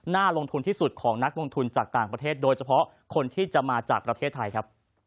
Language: Thai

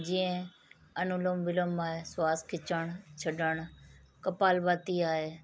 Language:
Sindhi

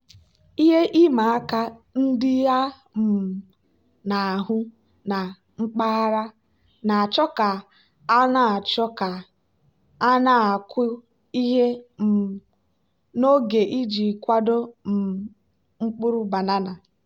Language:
Igbo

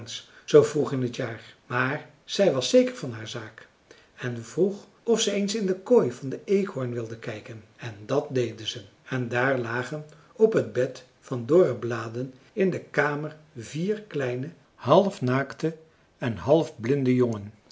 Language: Dutch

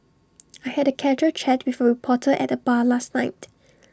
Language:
English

